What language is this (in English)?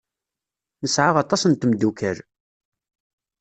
Kabyle